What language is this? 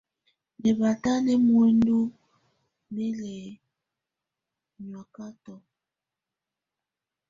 Tunen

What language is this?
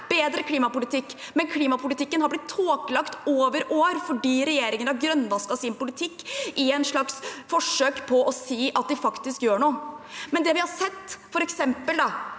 Norwegian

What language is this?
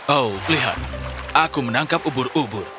Indonesian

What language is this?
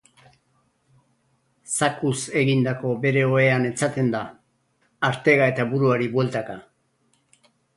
Basque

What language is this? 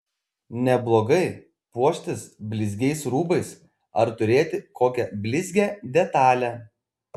Lithuanian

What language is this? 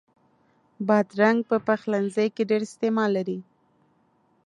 Pashto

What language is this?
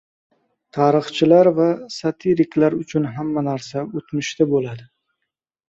Uzbek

